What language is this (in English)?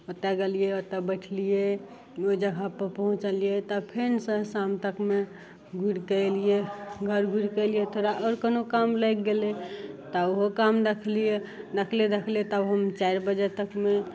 Maithili